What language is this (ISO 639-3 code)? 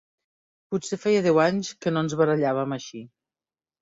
cat